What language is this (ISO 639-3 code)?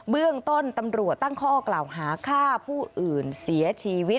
tha